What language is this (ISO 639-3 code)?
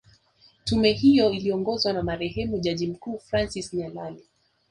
swa